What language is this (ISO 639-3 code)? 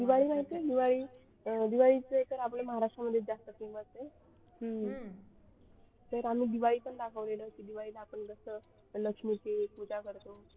mar